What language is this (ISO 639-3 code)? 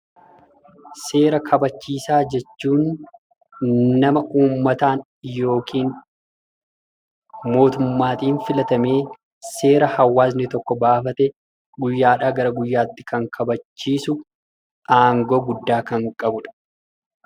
orm